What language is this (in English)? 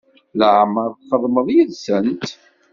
Kabyle